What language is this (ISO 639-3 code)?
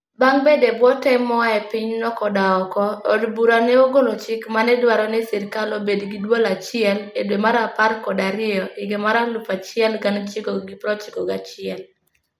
luo